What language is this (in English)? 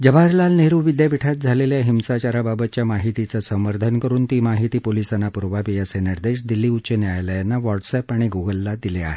Marathi